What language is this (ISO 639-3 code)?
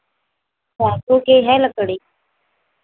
hin